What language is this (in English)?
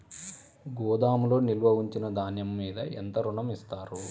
Telugu